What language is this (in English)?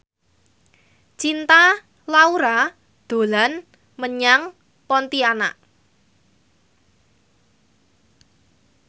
Javanese